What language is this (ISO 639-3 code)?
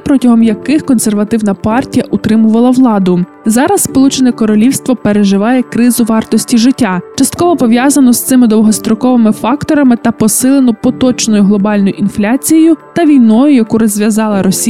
ukr